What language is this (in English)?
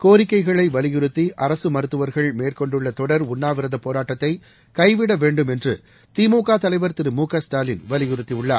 Tamil